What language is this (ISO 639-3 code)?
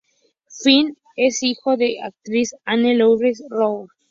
spa